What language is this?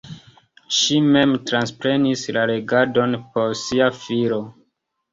Esperanto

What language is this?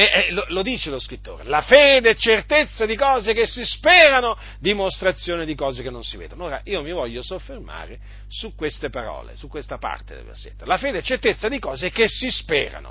Italian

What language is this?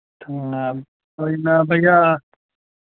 Dogri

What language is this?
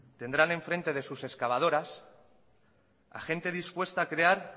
Spanish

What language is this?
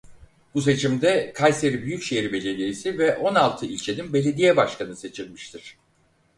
Turkish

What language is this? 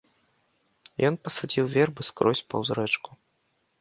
Belarusian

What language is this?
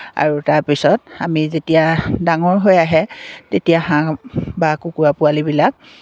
Assamese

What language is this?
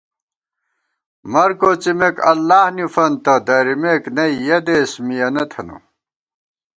Gawar-Bati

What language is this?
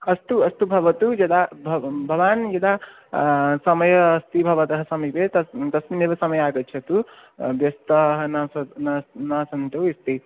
Sanskrit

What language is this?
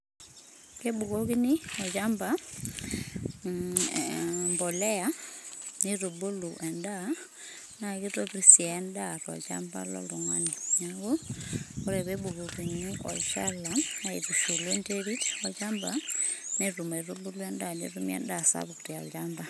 Masai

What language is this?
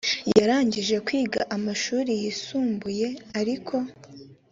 Kinyarwanda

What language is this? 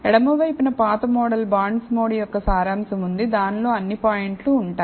Telugu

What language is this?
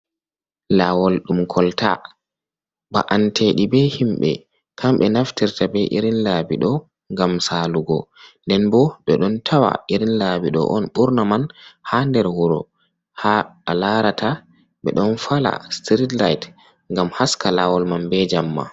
Fula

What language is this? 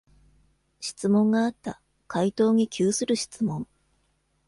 Japanese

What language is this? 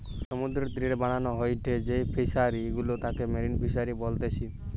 Bangla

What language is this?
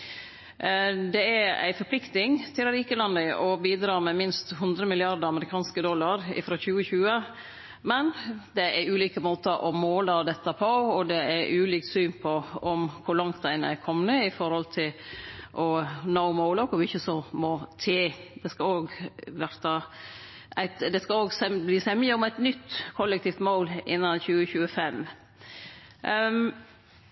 Norwegian Nynorsk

